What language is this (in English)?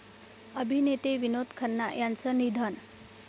Marathi